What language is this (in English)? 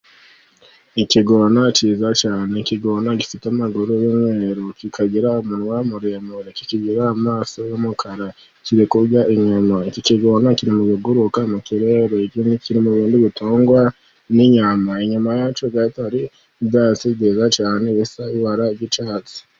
Kinyarwanda